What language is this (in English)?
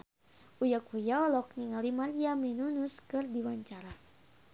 Sundanese